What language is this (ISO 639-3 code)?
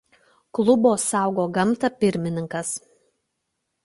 lit